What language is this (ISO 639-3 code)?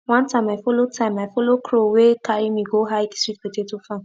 pcm